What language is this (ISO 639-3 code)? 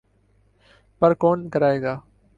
urd